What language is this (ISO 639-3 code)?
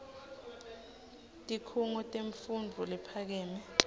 ssw